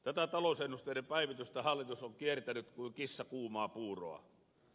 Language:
Finnish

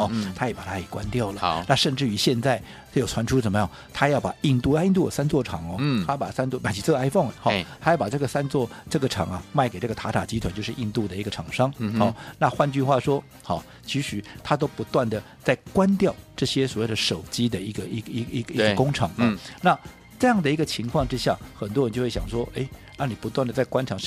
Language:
Chinese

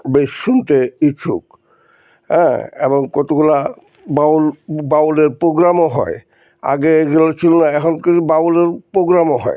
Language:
Bangla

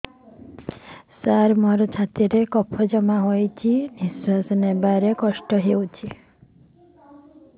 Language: Odia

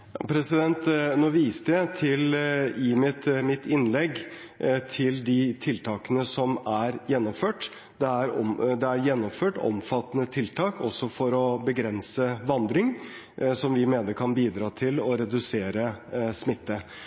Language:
Norwegian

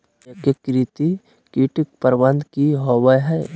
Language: Magahi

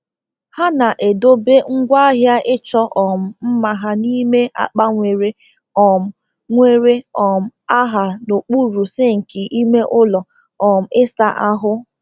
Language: Igbo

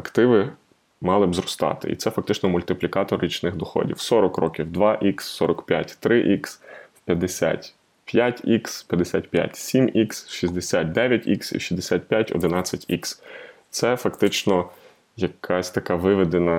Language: Ukrainian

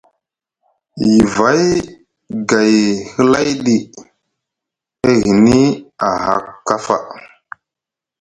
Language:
Musgu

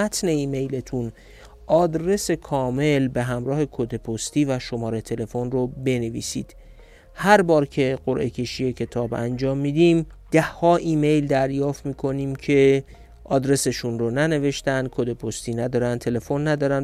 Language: Persian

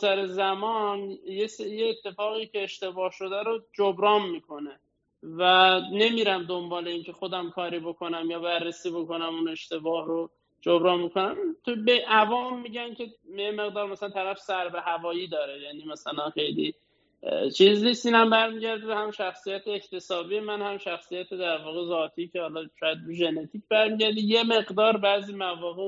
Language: Persian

